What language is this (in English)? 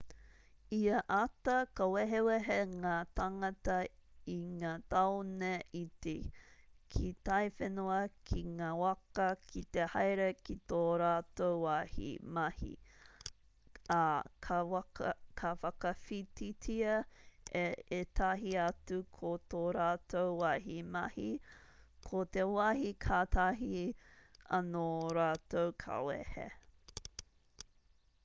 Māori